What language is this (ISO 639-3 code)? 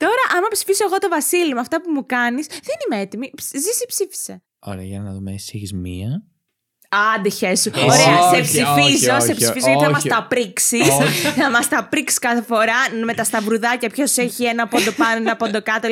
ell